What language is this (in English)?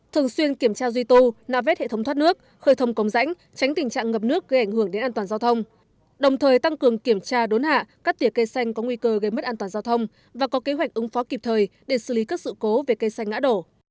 Vietnamese